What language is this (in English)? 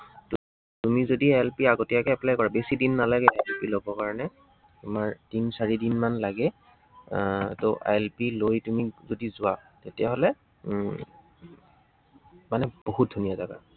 Assamese